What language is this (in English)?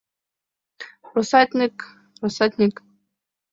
Mari